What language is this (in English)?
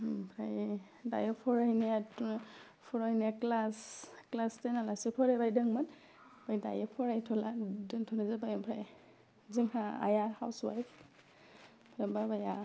Bodo